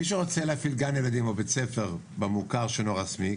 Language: Hebrew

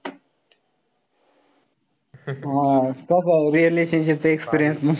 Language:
Marathi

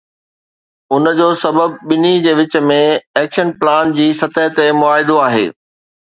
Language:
Sindhi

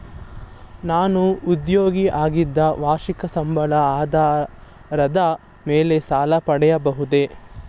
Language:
Kannada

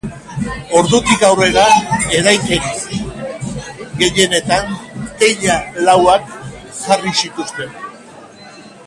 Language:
Basque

